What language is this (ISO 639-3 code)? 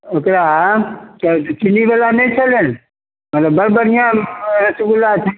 mai